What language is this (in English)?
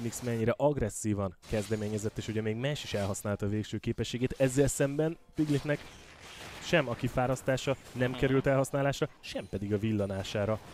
Hungarian